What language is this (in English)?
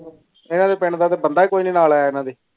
Punjabi